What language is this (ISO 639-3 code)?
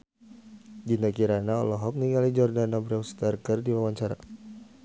sun